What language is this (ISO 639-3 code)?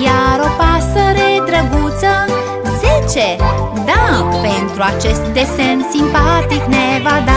ron